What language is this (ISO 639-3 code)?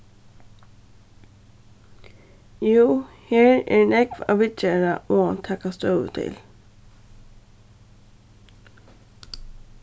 fao